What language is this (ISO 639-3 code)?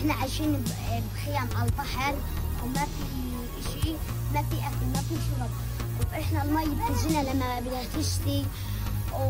ara